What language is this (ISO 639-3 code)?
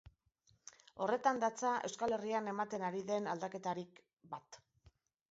eus